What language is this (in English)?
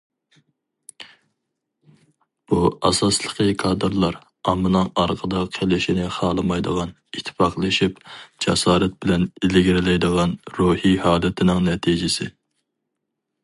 Uyghur